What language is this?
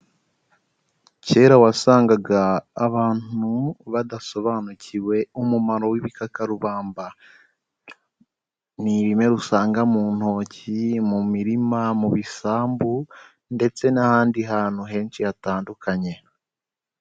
Kinyarwanda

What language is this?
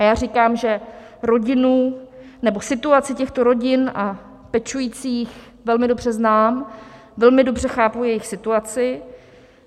Czech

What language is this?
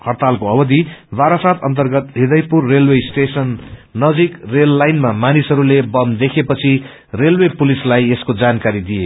Nepali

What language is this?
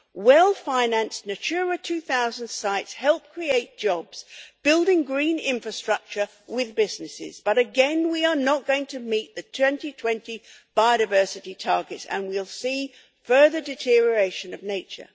English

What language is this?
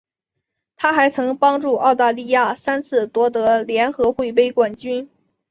Chinese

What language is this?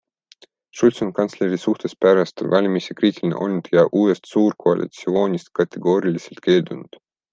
Estonian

